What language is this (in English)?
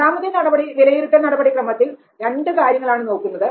Malayalam